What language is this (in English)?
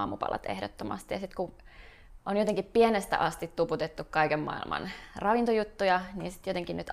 Finnish